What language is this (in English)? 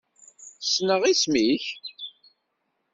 Kabyle